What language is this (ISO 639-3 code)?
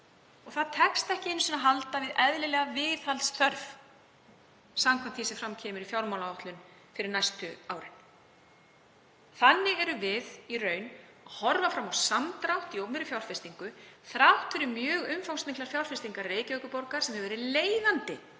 isl